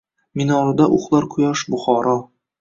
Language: Uzbek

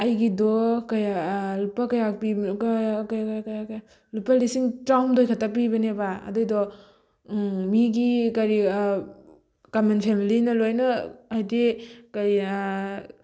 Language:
Manipuri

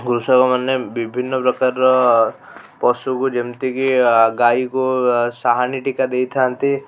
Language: Odia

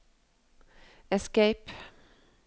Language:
Norwegian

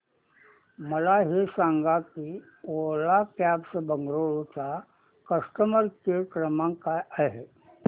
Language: Marathi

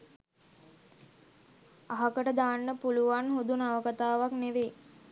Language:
Sinhala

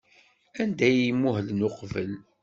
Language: Kabyle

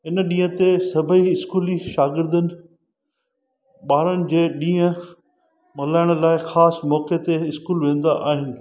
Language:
Sindhi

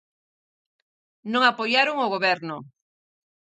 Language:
Galician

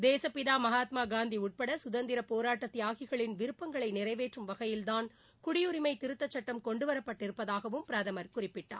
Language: Tamil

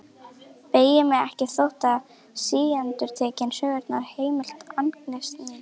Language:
Icelandic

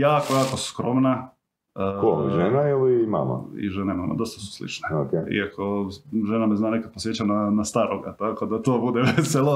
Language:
Croatian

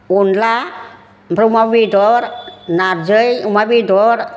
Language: Bodo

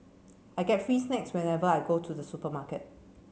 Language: English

